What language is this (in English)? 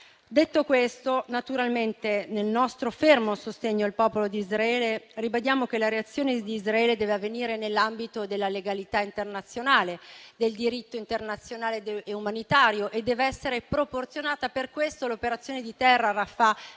Italian